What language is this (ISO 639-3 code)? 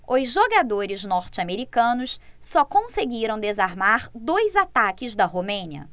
por